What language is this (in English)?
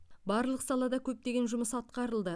Kazakh